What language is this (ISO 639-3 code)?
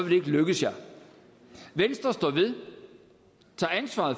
dan